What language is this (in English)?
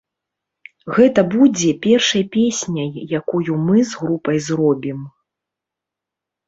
Belarusian